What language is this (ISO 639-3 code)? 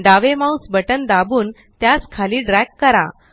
mar